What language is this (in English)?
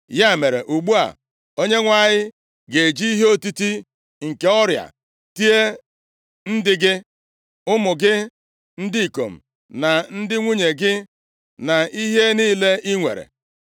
Igbo